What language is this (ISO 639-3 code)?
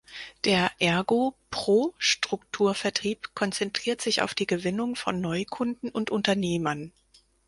deu